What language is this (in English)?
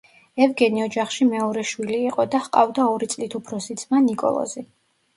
Georgian